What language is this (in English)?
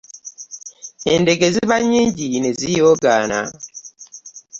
Ganda